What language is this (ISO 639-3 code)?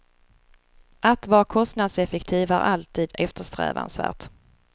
swe